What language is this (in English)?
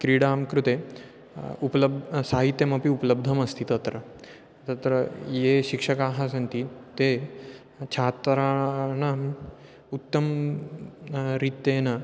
Sanskrit